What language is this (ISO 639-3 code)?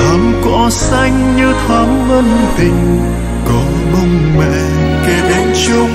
vie